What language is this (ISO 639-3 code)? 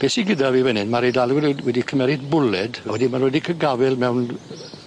cym